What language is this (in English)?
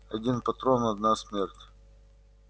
Russian